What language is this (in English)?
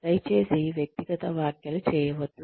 Telugu